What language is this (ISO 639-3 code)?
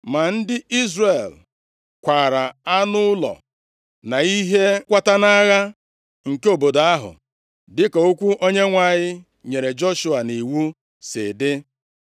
ibo